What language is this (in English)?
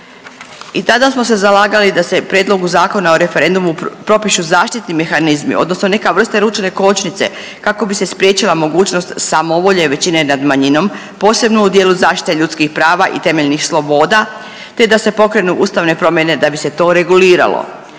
Croatian